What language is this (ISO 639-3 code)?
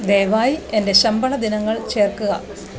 mal